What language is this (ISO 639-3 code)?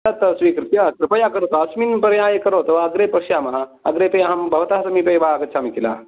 san